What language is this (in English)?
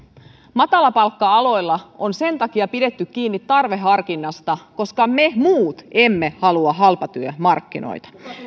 Finnish